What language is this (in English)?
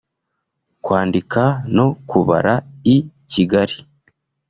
Kinyarwanda